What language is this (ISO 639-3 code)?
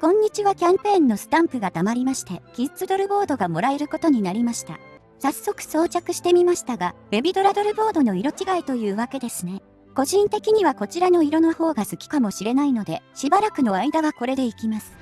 jpn